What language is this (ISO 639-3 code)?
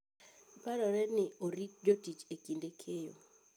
luo